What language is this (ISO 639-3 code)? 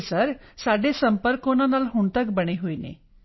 pan